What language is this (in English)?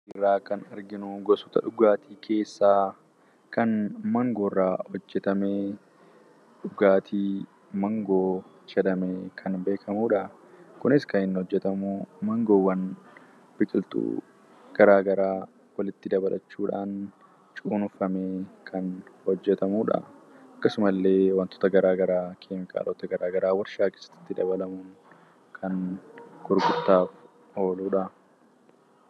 Oromo